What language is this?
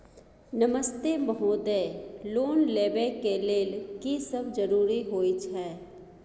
Maithili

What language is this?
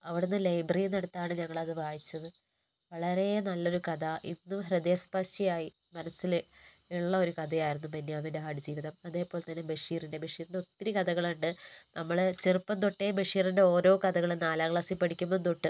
Malayalam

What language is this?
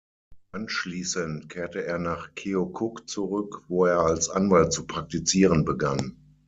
German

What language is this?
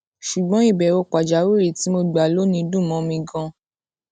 Yoruba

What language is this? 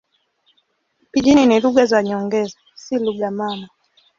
Swahili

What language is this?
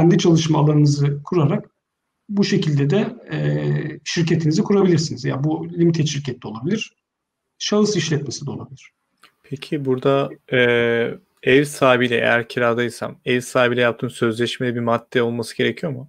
Turkish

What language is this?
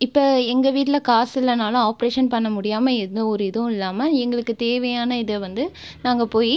Tamil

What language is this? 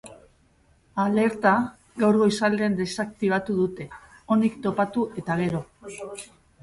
Basque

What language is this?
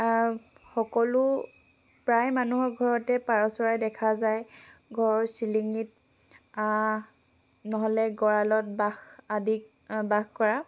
Assamese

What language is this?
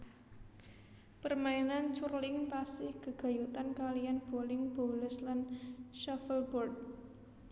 Javanese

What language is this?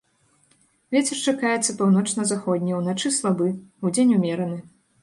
Belarusian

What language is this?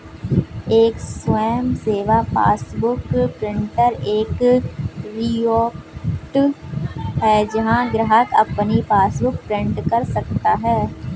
Hindi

